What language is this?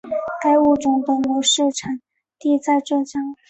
Chinese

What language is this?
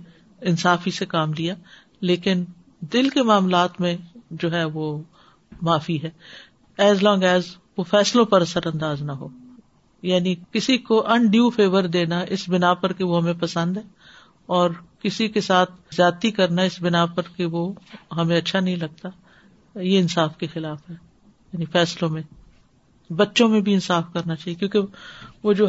Urdu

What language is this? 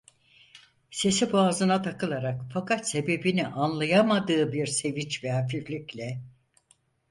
Turkish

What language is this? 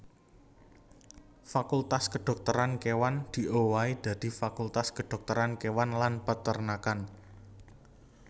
Javanese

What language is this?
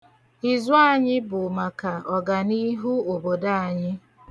Igbo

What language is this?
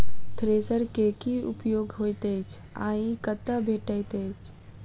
Maithili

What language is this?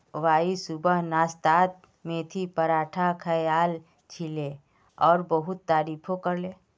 Magahi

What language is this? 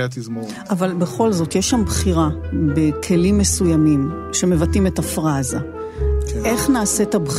Hebrew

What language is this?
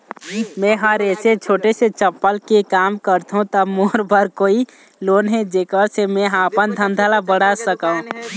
Chhattisgarhi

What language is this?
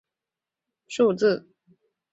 Chinese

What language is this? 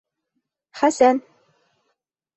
Bashkir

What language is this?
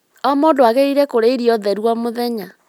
Kikuyu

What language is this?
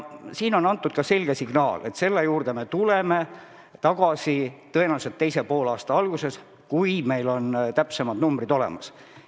Estonian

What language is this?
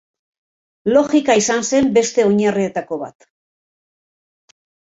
Basque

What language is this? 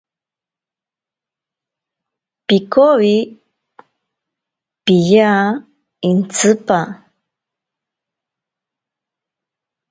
Ashéninka Perené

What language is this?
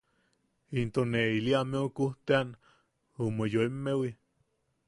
Yaqui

